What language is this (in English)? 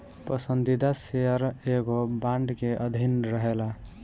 Bhojpuri